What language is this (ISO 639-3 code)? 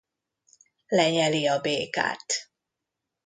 hun